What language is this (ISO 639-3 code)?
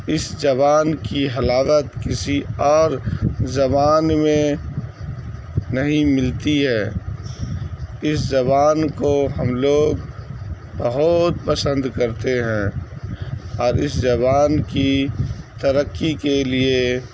urd